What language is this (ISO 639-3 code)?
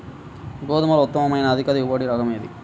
tel